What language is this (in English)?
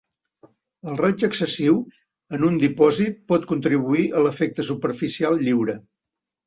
Catalan